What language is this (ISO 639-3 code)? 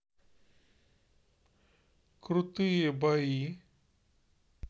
rus